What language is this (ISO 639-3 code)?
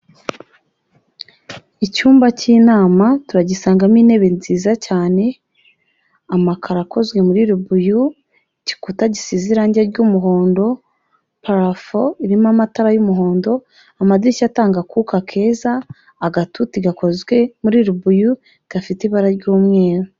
kin